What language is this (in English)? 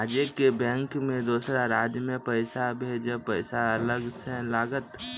Maithili